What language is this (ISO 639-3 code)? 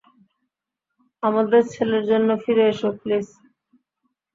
ben